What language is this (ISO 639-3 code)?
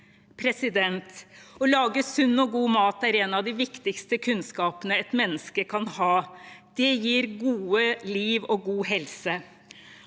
nor